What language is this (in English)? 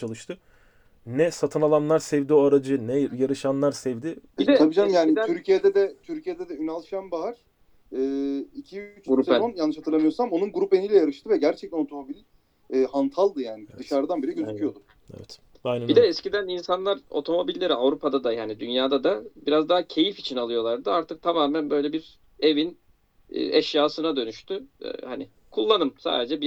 Turkish